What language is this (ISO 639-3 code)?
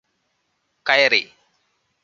mal